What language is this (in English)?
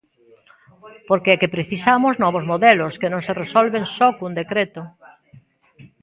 Galician